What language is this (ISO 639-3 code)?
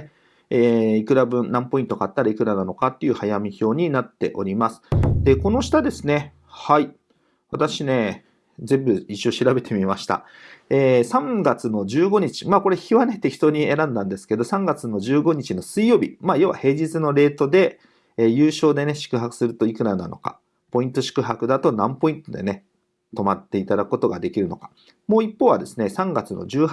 jpn